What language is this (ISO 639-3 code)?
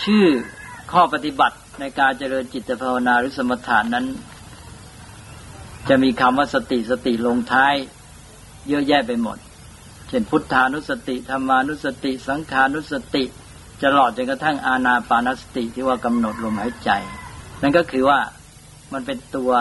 tha